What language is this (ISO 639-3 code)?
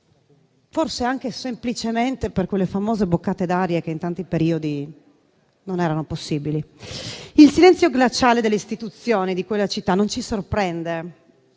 ita